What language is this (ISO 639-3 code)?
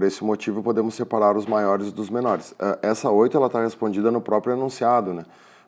por